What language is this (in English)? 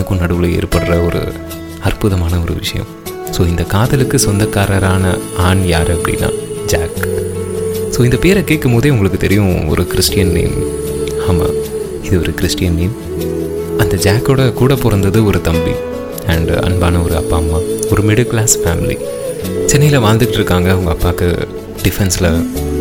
Tamil